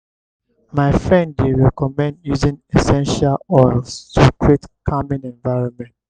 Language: Nigerian Pidgin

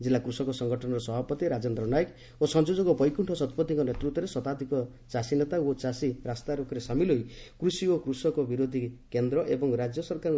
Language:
Odia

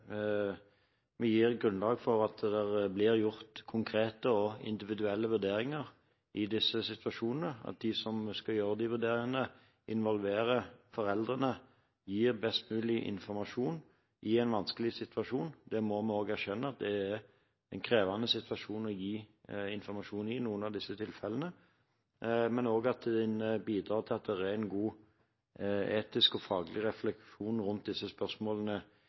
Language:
Norwegian Bokmål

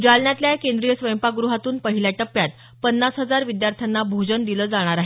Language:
Marathi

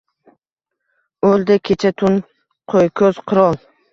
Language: Uzbek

